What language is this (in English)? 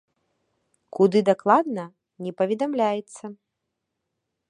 Belarusian